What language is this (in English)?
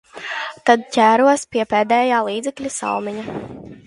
Latvian